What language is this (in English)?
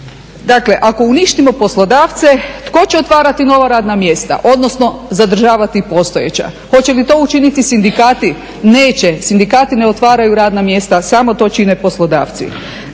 Croatian